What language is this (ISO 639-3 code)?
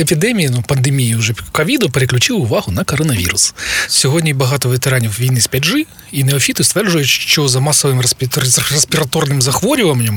ukr